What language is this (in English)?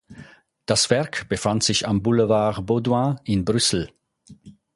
German